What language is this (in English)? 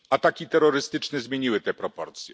Polish